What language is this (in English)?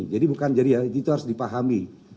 Indonesian